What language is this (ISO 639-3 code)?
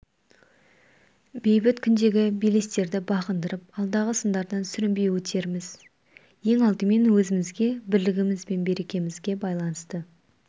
kaz